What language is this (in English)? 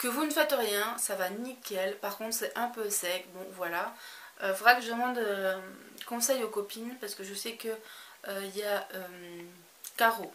French